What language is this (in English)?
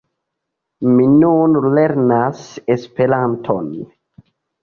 Esperanto